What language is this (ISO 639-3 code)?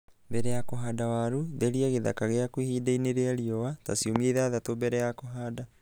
kik